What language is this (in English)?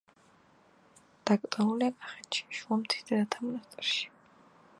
Georgian